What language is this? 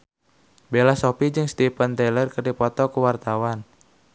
Sundanese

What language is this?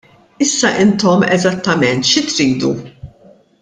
Maltese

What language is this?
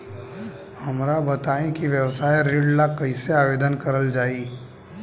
Bhojpuri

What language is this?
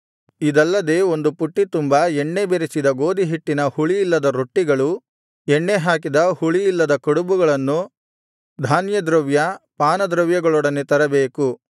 Kannada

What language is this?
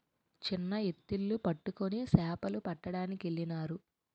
Telugu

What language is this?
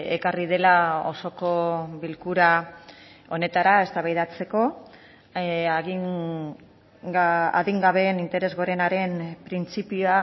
Basque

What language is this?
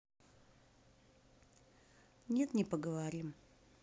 Russian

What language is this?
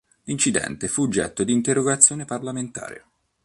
Italian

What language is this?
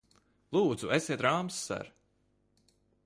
Latvian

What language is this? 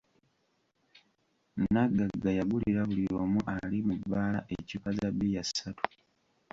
Ganda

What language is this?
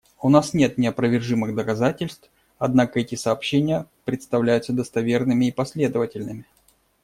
Russian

